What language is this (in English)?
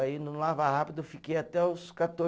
Portuguese